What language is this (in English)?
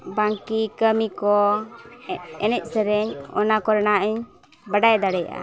Santali